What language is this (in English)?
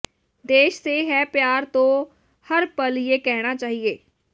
Punjabi